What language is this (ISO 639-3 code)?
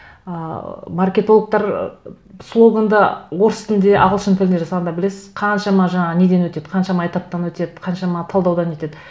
kaz